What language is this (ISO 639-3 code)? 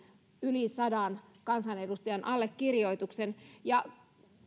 fin